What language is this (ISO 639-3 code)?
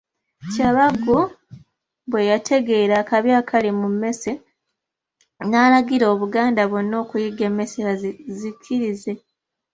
lug